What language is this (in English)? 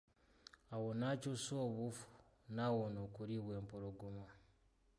Ganda